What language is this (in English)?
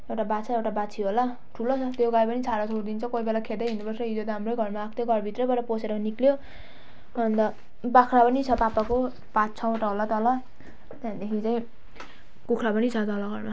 Nepali